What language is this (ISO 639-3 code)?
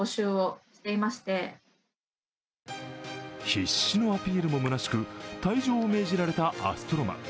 jpn